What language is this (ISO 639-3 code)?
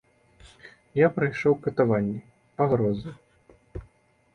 bel